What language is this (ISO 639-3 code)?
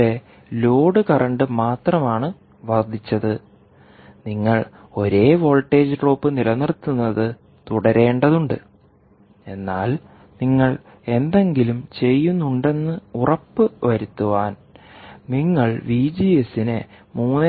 mal